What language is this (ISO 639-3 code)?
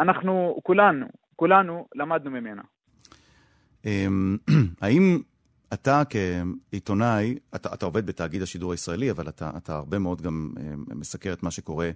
heb